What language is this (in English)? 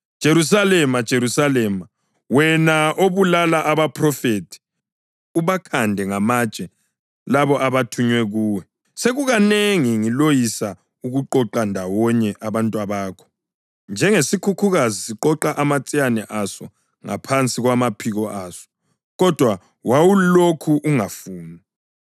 North Ndebele